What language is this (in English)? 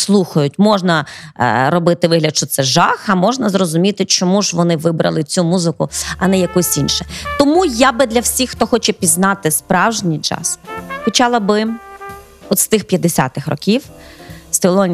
Ukrainian